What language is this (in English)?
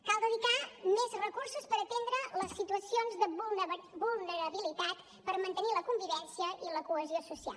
Catalan